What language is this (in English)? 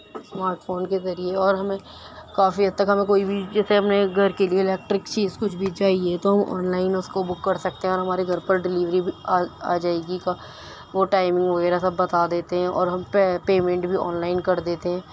Urdu